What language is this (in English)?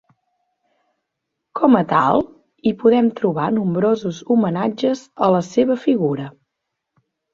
Catalan